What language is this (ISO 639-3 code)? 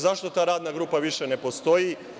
srp